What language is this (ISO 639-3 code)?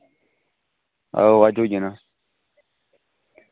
doi